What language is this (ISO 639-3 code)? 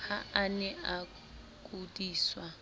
sot